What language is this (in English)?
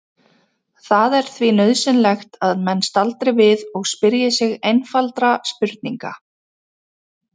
Icelandic